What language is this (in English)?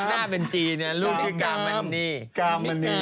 Thai